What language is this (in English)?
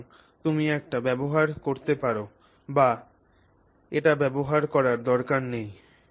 Bangla